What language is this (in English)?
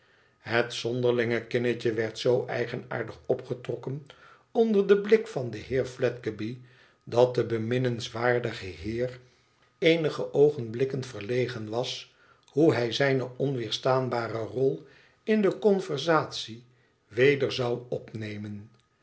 Dutch